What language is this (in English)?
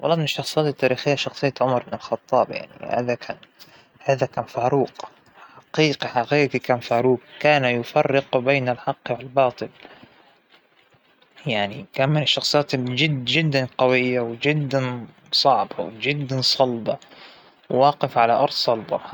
Hijazi Arabic